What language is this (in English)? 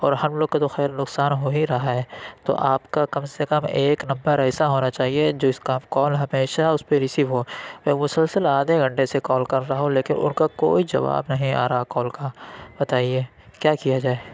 Urdu